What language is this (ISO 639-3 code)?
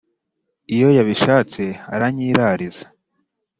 kin